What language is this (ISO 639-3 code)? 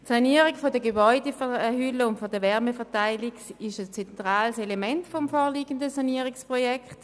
gsw